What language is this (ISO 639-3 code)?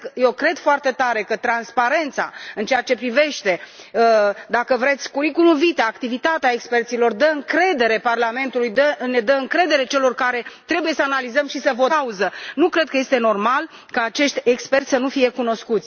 ron